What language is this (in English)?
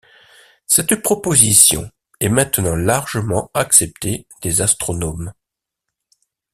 French